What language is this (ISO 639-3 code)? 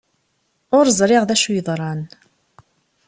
kab